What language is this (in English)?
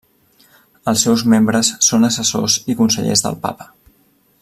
Catalan